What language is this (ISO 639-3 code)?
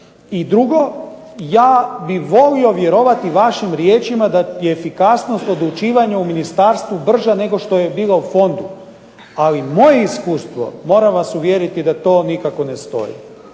hrv